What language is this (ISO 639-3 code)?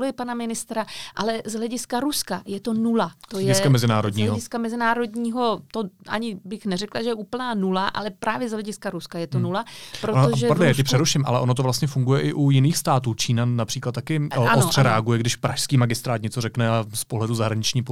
ces